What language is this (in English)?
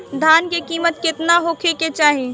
Bhojpuri